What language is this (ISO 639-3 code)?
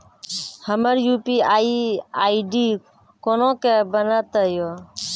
mai